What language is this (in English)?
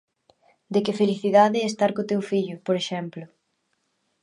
Galician